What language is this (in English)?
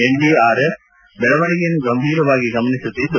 Kannada